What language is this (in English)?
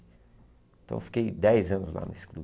Portuguese